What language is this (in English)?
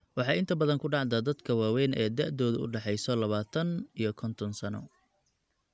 Somali